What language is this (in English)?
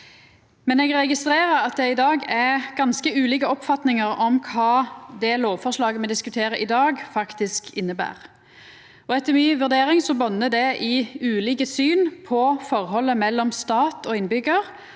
Norwegian